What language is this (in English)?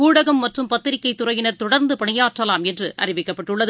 Tamil